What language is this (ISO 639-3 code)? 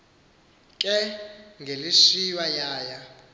xho